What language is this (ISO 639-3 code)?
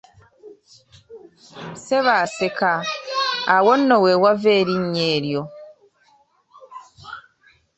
lug